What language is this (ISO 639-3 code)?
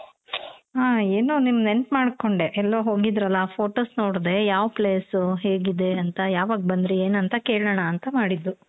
kan